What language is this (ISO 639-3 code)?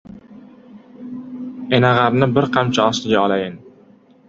uzb